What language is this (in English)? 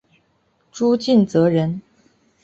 Chinese